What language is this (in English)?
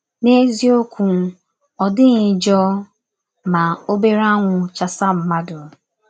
Igbo